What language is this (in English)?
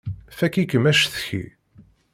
Kabyle